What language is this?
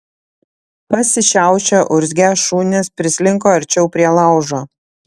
Lithuanian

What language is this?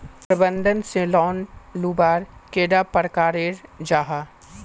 Magahi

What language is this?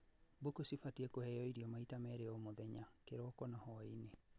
Kikuyu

